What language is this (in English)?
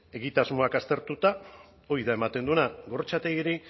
Basque